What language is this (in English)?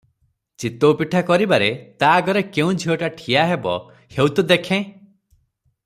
Odia